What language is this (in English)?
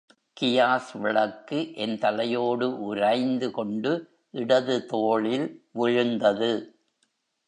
Tamil